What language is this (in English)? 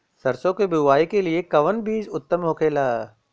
Bhojpuri